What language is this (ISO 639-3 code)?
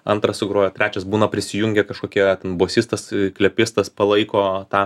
lit